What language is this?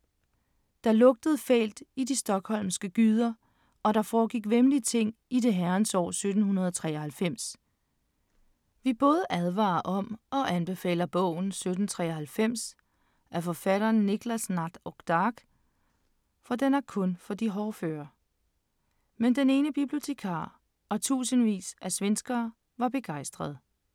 Danish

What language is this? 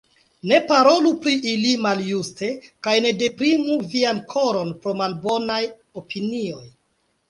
Esperanto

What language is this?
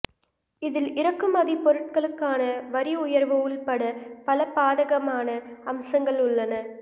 Tamil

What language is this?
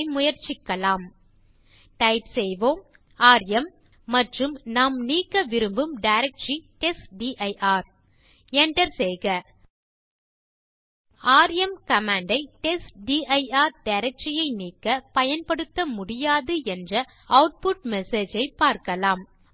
Tamil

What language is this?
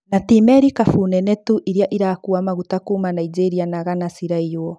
Kikuyu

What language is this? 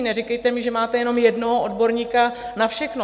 Czech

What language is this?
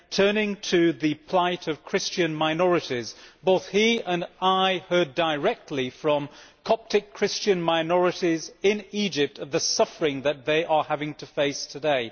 English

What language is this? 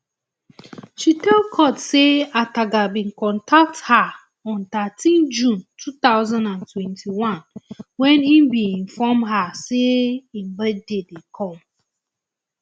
Nigerian Pidgin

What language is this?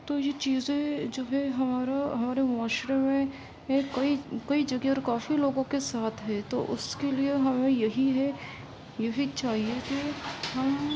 Urdu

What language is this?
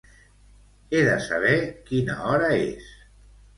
Catalan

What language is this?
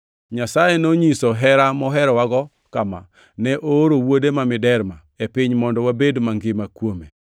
Luo (Kenya and Tanzania)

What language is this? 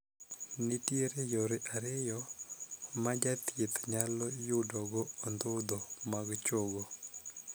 Luo (Kenya and Tanzania)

